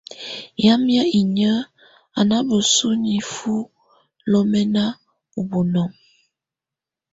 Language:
Tunen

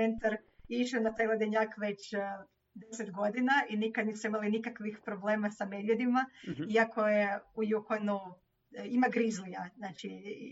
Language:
Croatian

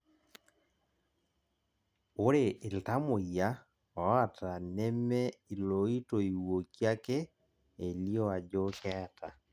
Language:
Masai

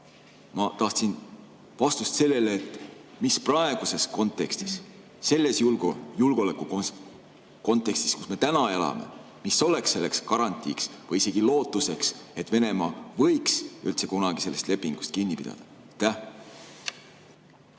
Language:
Estonian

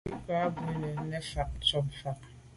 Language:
Medumba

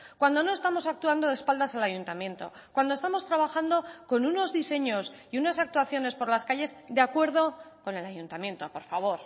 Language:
Spanish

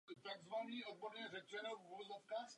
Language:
Czech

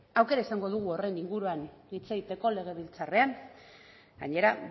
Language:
Basque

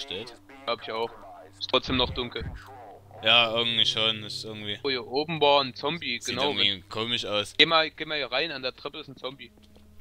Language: German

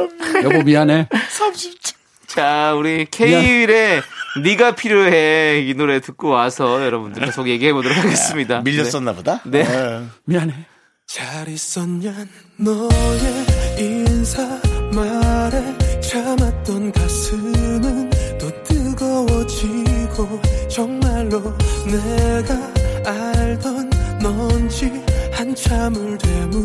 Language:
Korean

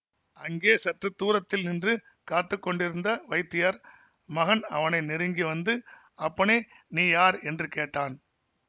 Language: Tamil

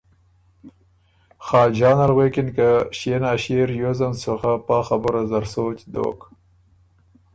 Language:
Ormuri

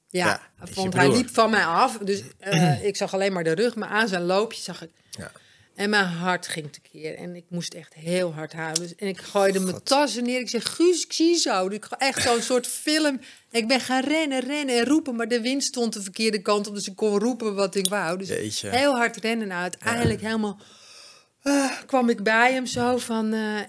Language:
Dutch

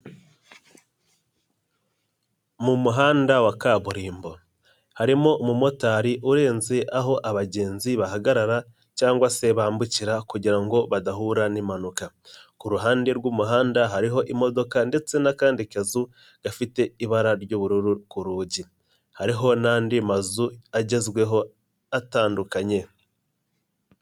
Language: Kinyarwanda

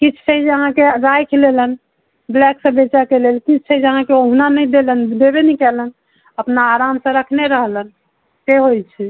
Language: Maithili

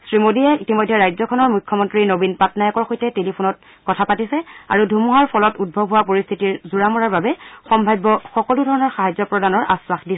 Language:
Assamese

